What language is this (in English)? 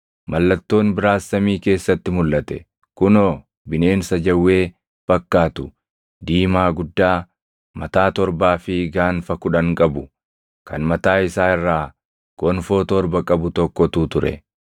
Oromo